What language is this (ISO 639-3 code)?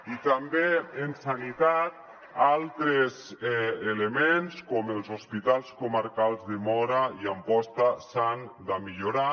cat